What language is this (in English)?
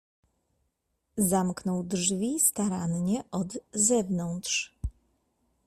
Polish